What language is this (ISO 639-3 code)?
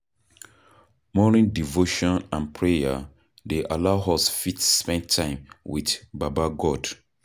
pcm